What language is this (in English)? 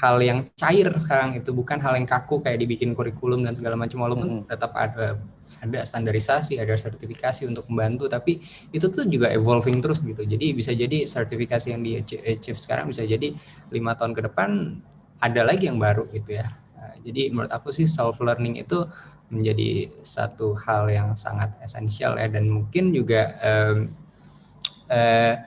Indonesian